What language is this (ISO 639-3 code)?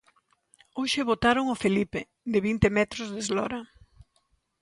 glg